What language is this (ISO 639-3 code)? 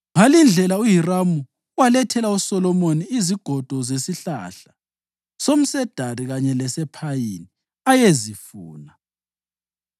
nde